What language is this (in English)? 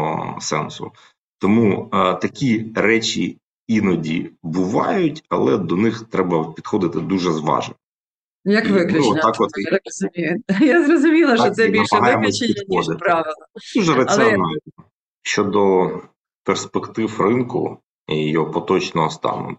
Ukrainian